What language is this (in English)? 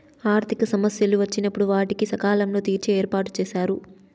Telugu